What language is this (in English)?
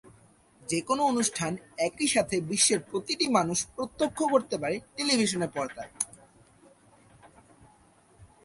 Bangla